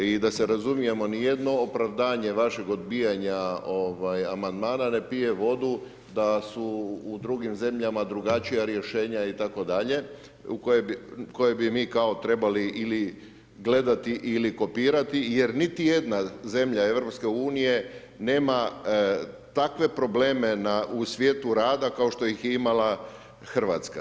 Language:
Croatian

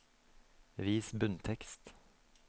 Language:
Norwegian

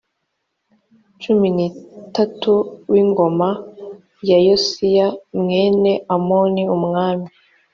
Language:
Kinyarwanda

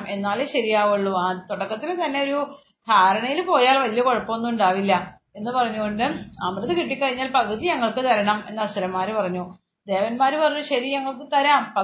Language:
Malayalam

